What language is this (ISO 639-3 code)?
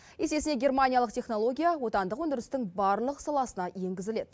kaz